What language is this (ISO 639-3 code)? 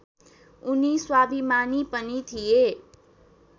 nep